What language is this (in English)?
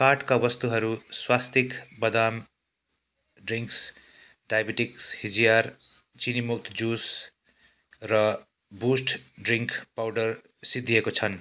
Nepali